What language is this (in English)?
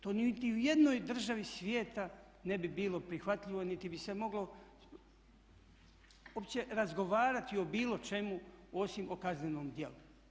Croatian